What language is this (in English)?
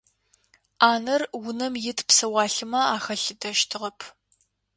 Adyghe